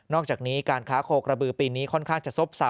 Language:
Thai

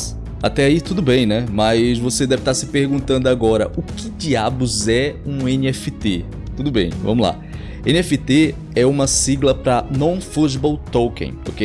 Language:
Portuguese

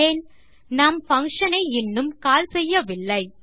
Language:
Tamil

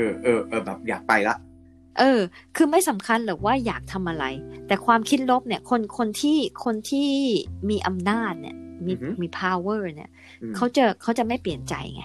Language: Thai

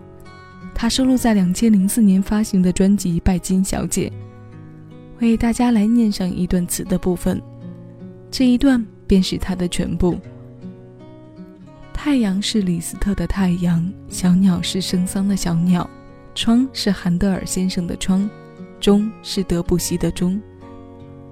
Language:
Chinese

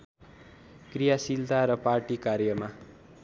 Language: Nepali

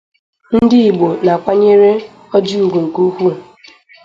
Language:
Igbo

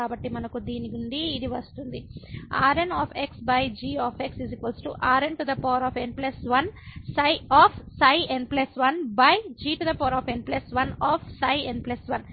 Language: Telugu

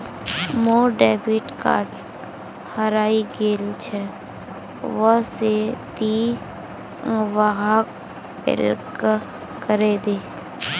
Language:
Magahi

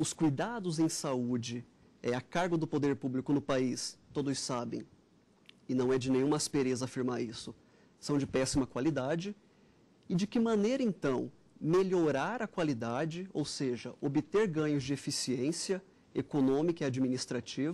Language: Portuguese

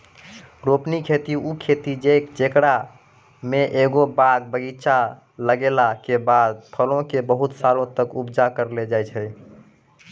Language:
Maithili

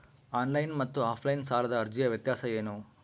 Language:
Kannada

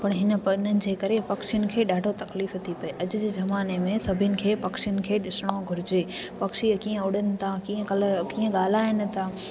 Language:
Sindhi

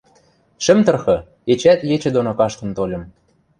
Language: Western Mari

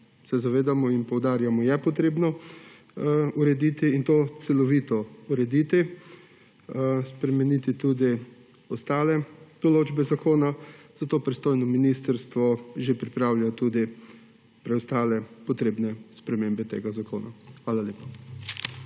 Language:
Slovenian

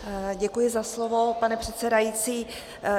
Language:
Czech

